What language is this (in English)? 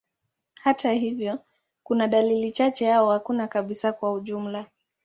Swahili